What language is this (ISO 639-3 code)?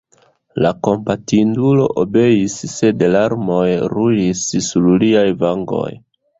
epo